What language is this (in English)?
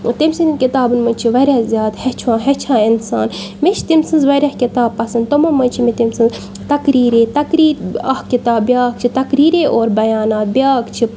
Kashmiri